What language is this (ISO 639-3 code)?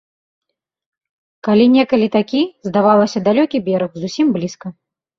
bel